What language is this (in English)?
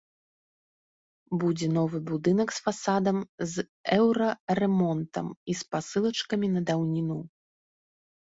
Belarusian